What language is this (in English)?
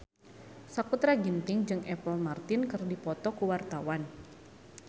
Sundanese